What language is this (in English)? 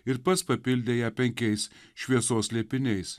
Lithuanian